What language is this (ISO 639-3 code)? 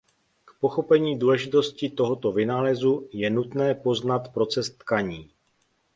ces